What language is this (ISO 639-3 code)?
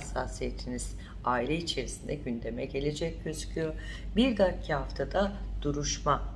tur